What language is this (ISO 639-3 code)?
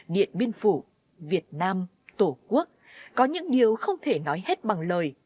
vie